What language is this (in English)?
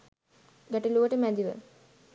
Sinhala